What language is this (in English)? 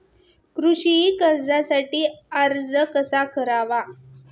Marathi